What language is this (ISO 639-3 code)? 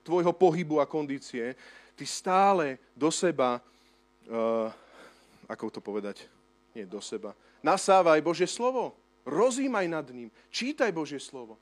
slk